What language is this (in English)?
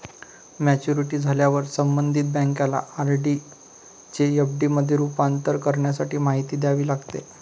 Marathi